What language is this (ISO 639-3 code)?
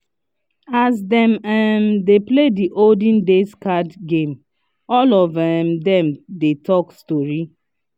pcm